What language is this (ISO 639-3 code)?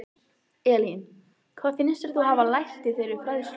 isl